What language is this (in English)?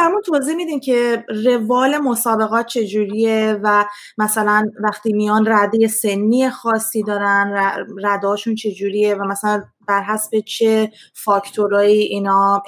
Persian